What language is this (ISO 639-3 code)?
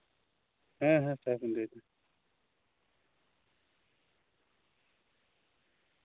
sat